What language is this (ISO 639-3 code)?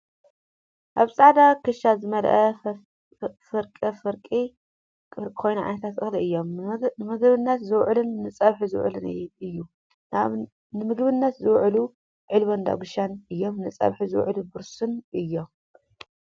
tir